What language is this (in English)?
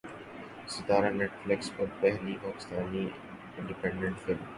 Urdu